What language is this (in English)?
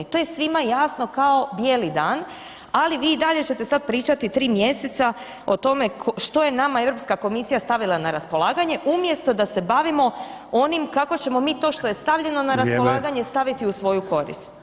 Croatian